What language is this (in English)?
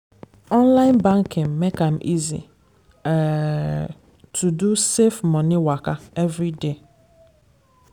Nigerian Pidgin